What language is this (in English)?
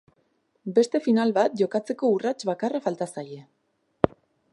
Basque